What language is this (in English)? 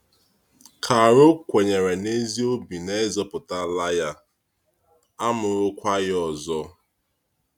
Igbo